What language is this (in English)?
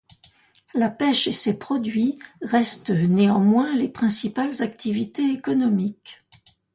French